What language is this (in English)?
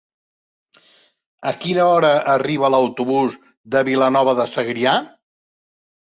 Catalan